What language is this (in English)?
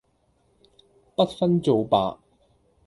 Cantonese